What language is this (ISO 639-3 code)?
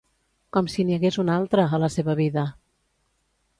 cat